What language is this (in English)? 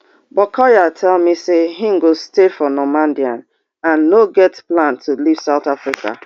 Nigerian Pidgin